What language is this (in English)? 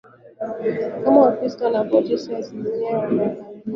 Swahili